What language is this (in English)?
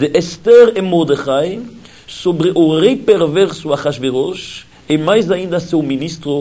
Portuguese